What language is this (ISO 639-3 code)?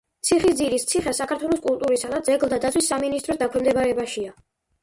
kat